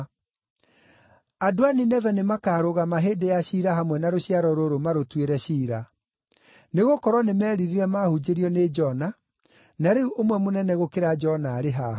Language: Kikuyu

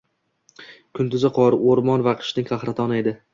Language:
Uzbek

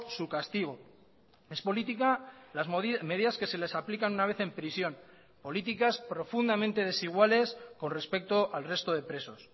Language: Spanish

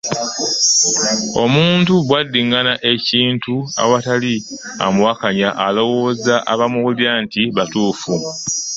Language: Ganda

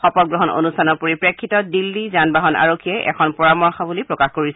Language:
Assamese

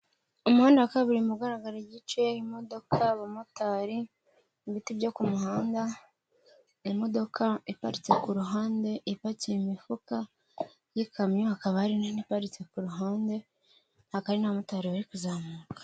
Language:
Kinyarwanda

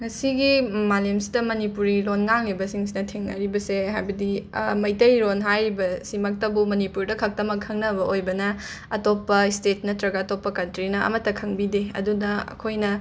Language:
Manipuri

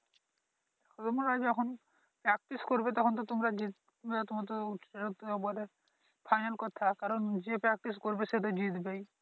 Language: Bangla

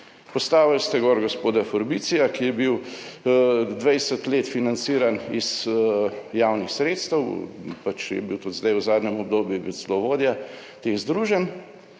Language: Slovenian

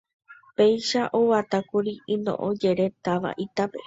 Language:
Guarani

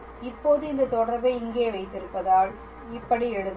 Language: Tamil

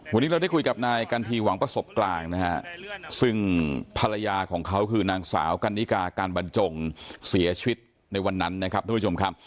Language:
Thai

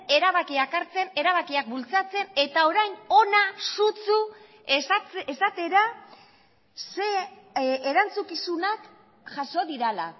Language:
Basque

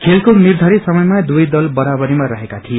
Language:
Nepali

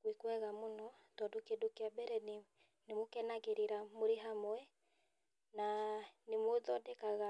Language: Kikuyu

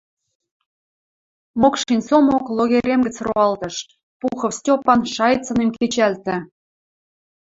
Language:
Western Mari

